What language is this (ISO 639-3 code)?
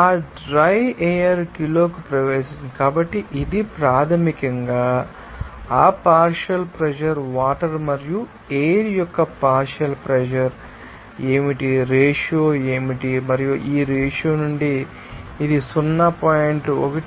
tel